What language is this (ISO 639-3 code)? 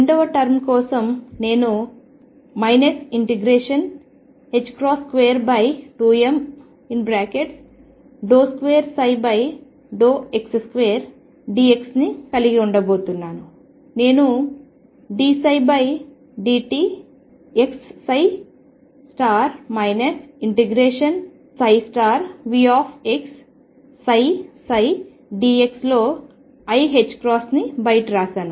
tel